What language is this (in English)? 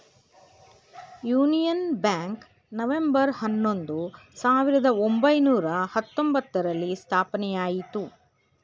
Kannada